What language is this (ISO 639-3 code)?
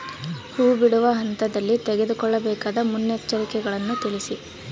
kan